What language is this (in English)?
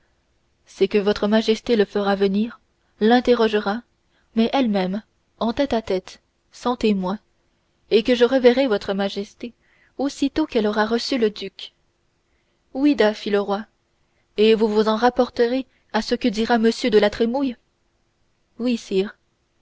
French